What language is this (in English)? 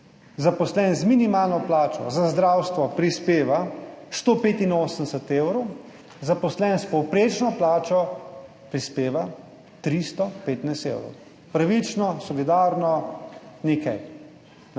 Slovenian